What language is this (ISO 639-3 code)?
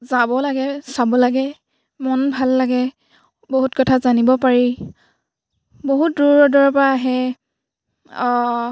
asm